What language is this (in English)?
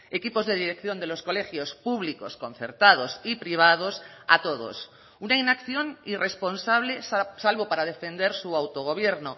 Spanish